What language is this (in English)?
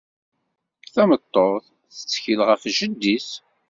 Kabyle